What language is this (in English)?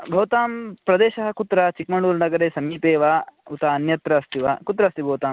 Sanskrit